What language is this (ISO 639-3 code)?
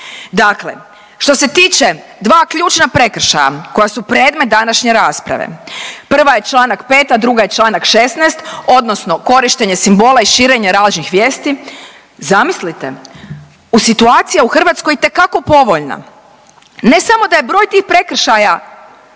hrv